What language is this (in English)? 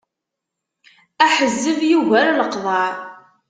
Kabyle